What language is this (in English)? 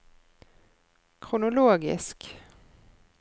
Norwegian